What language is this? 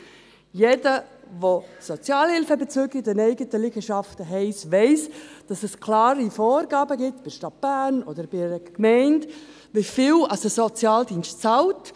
Swiss German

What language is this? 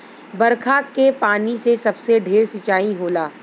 Bhojpuri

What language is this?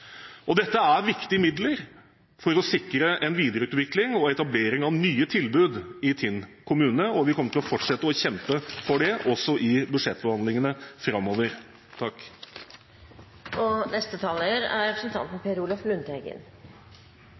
Norwegian Bokmål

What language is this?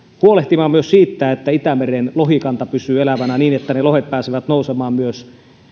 Finnish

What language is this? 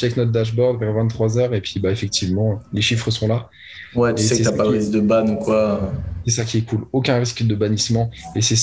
French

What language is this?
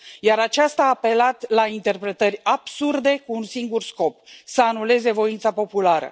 Romanian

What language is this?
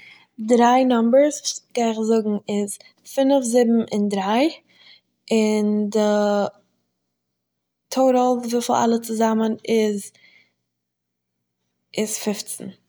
Yiddish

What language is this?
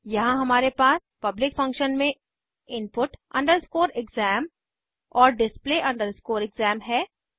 Hindi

